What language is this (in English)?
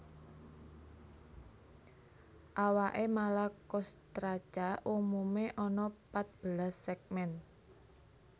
Javanese